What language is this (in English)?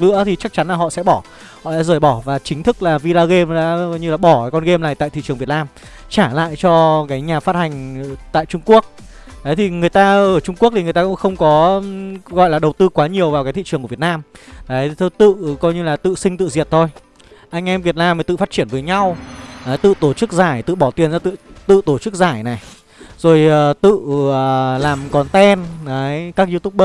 Vietnamese